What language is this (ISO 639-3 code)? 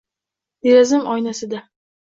uzb